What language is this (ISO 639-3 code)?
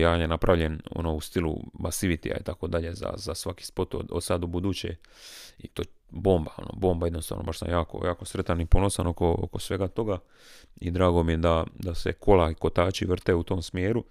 hrv